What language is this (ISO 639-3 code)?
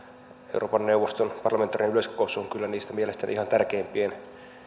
fin